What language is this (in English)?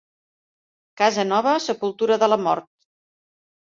Catalan